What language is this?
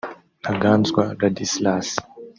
Kinyarwanda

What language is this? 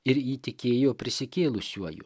Lithuanian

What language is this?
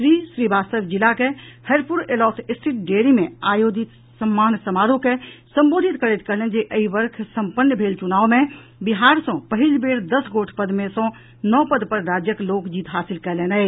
Maithili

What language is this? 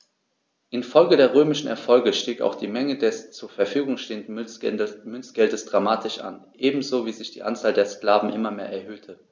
German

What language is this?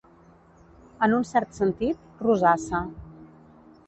Catalan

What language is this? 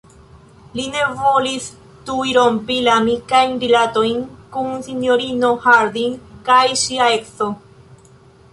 Esperanto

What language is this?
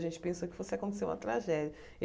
Portuguese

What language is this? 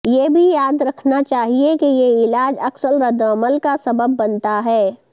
Urdu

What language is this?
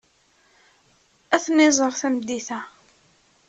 Kabyle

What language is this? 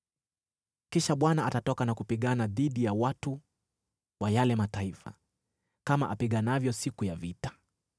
Swahili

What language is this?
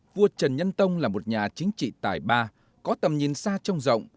Vietnamese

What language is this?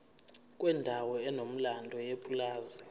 Zulu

